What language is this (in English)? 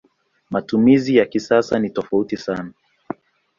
Swahili